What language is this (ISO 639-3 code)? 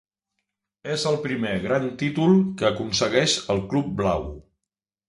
cat